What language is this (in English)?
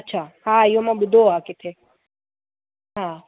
Sindhi